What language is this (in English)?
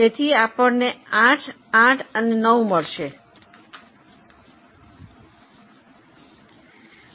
Gujarati